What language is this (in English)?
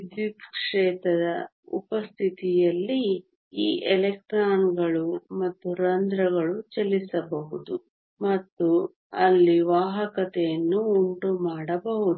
Kannada